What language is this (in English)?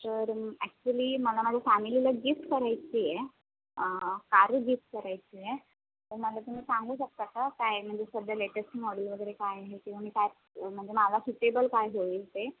Marathi